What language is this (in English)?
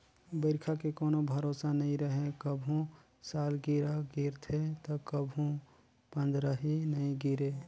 Chhattisgarhi